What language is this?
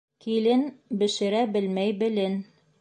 Bashkir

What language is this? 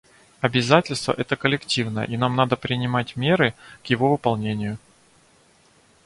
Russian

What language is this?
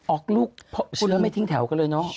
Thai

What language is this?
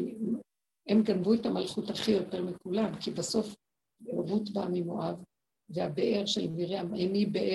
Hebrew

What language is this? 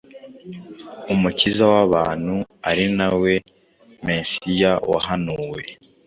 Kinyarwanda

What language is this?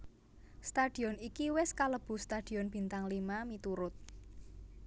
Javanese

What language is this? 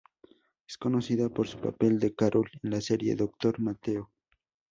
Spanish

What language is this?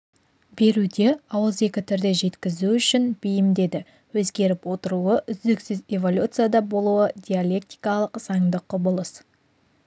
Kazakh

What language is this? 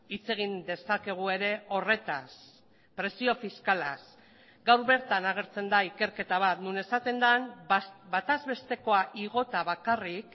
Basque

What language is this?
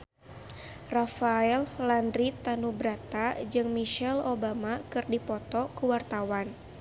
Sundanese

